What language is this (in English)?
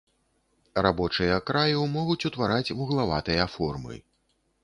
Belarusian